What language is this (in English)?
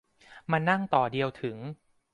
Thai